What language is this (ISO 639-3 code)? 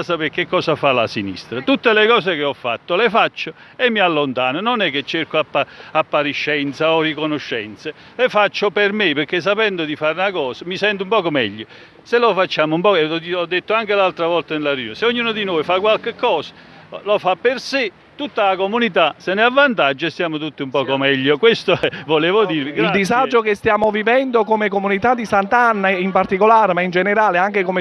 ita